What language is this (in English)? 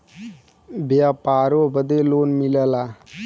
Bhojpuri